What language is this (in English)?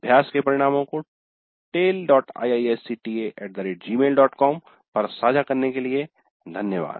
Hindi